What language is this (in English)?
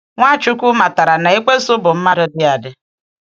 Igbo